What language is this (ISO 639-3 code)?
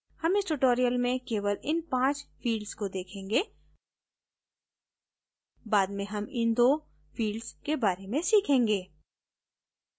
hin